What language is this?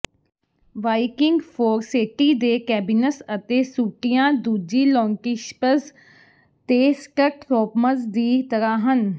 Punjabi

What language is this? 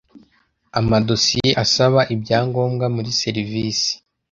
Kinyarwanda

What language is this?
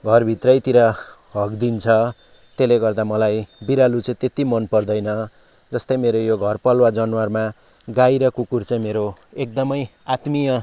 Nepali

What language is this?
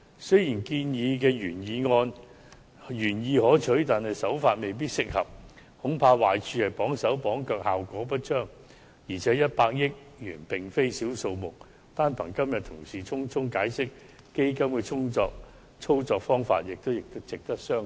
Cantonese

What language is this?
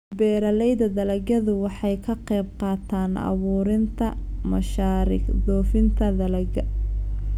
Somali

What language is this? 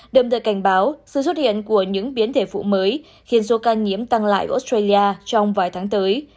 Vietnamese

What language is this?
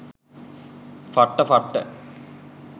Sinhala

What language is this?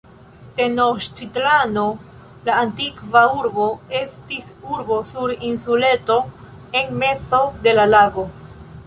Esperanto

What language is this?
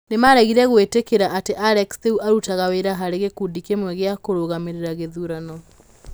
Kikuyu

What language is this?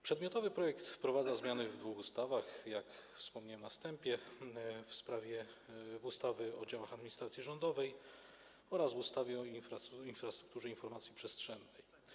Polish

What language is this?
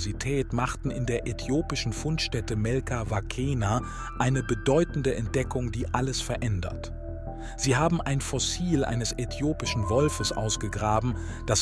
German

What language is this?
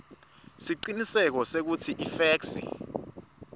Swati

